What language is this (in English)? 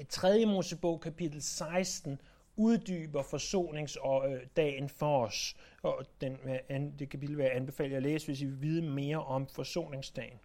Danish